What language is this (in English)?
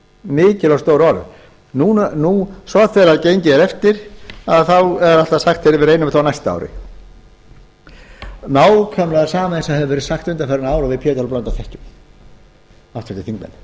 Icelandic